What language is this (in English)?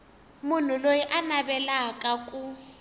Tsonga